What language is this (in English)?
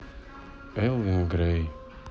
Russian